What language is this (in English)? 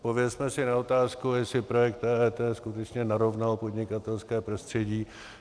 Czech